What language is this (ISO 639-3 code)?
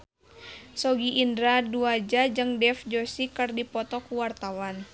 sun